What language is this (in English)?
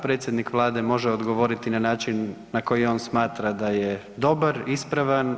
Croatian